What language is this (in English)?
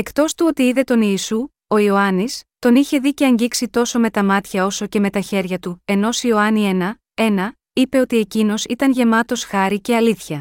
Greek